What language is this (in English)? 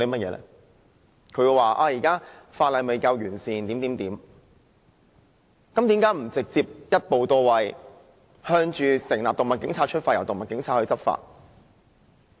Cantonese